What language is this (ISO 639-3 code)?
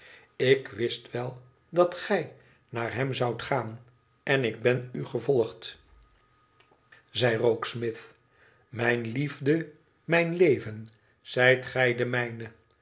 nld